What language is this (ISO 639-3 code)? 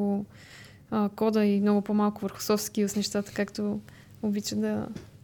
bul